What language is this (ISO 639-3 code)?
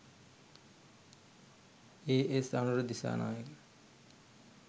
sin